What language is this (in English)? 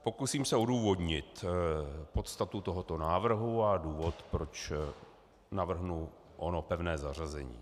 Czech